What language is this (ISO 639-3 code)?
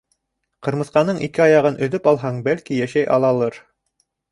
bak